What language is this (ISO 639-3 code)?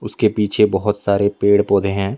hin